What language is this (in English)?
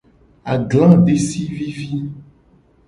Gen